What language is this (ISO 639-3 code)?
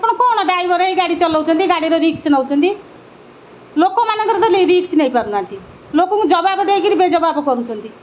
ori